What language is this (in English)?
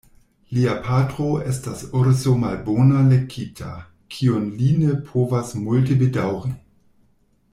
Esperanto